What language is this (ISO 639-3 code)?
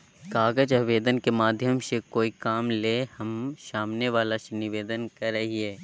mag